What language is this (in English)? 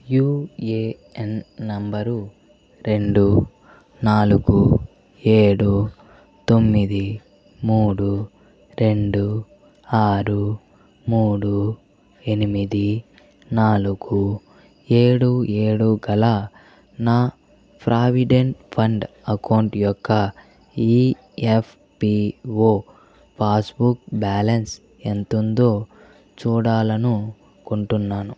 Telugu